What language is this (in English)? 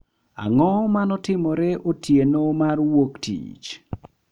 Luo (Kenya and Tanzania)